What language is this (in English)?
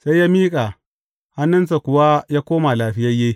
Hausa